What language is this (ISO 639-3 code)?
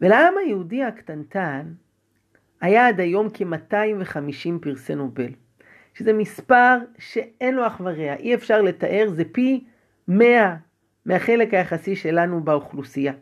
heb